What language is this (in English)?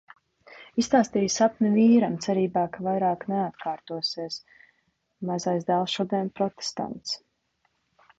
Latvian